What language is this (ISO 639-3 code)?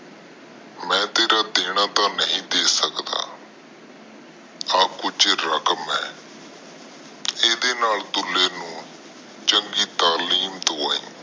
pan